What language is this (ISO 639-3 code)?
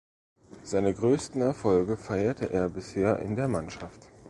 deu